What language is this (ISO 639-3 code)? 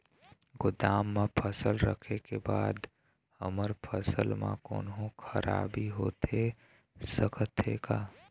hne